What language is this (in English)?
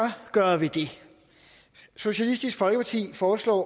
Danish